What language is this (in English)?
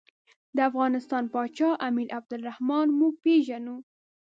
Pashto